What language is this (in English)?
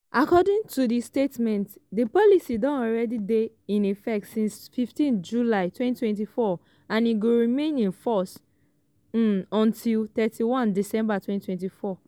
Nigerian Pidgin